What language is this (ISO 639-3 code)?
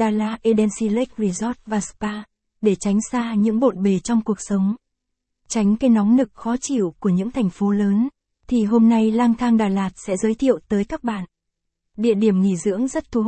vie